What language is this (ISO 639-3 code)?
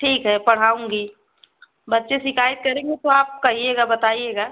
hin